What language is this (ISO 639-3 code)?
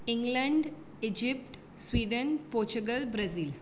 kok